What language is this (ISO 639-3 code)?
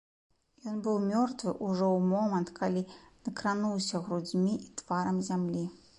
bel